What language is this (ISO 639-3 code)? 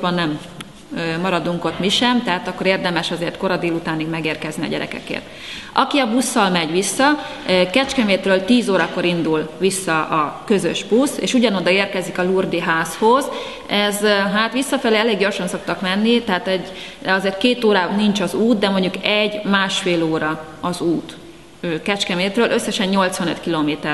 hun